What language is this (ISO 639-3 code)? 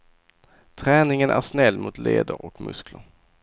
swe